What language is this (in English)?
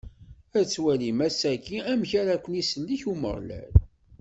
Kabyle